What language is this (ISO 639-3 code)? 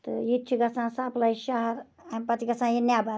kas